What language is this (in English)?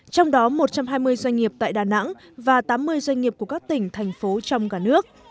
Vietnamese